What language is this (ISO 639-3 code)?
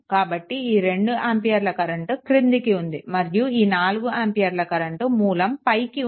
tel